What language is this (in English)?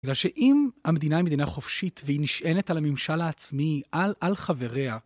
Hebrew